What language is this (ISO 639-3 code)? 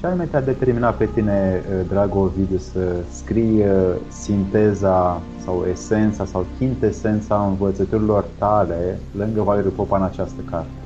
ron